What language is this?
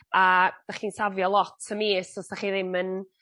Welsh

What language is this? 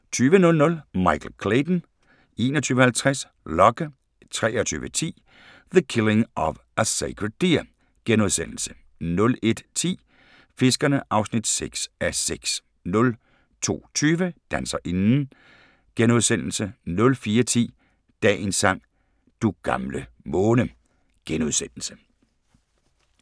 Danish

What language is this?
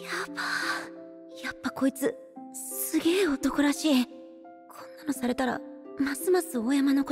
Japanese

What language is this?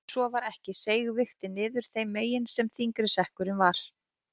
Icelandic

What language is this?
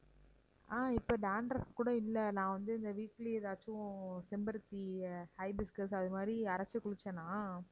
Tamil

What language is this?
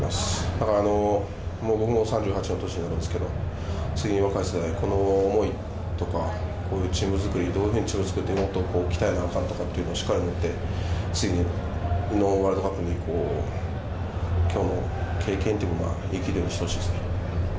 Japanese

